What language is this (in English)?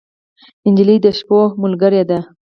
Pashto